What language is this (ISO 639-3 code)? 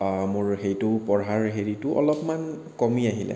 asm